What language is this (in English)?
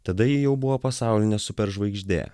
Lithuanian